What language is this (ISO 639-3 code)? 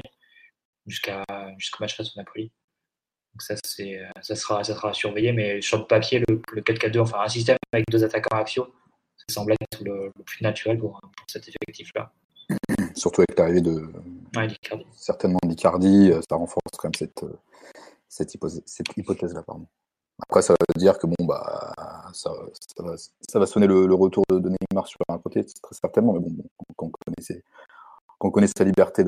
fra